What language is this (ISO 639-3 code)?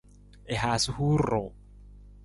nmz